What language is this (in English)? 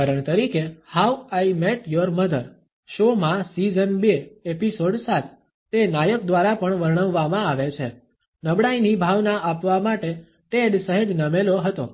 Gujarati